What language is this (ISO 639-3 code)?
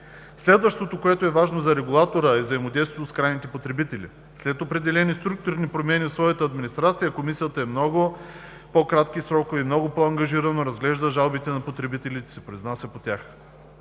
bul